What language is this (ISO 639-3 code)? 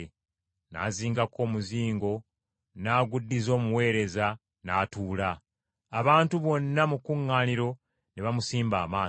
lug